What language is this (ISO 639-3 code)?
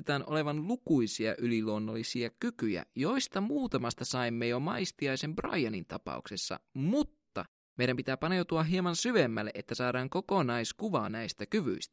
fin